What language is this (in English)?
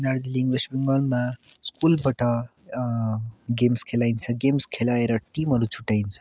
Nepali